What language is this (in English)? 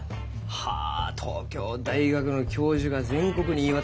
Japanese